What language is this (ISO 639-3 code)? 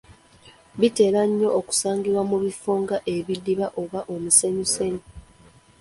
lug